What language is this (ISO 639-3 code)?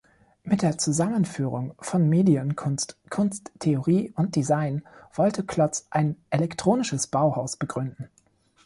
deu